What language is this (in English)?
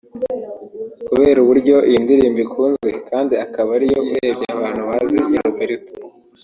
Kinyarwanda